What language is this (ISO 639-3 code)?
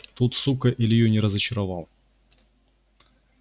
rus